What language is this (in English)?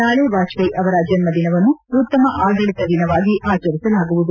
Kannada